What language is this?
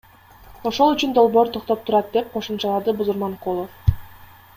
Kyrgyz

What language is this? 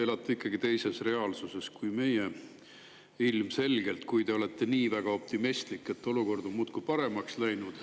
Estonian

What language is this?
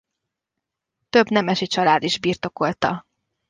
Hungarian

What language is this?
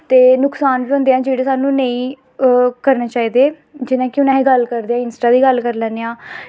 Dogri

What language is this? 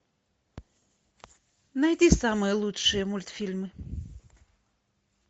Russian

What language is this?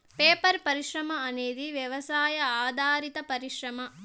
Telugu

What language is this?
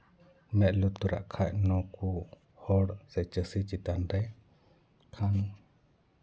Santali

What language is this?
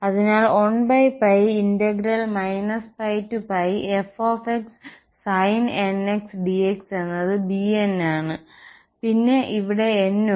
Malayalam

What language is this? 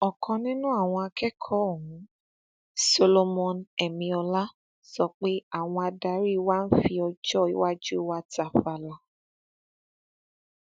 Yoruba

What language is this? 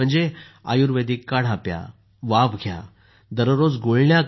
Marathi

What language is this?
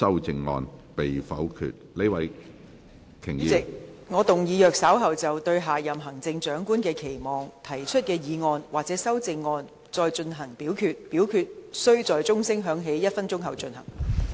Cantonese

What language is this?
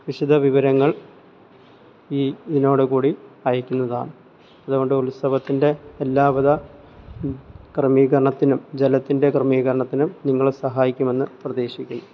Malayalam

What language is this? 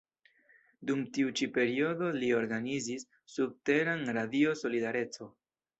Esperanto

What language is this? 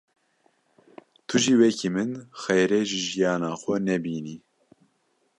Kurdish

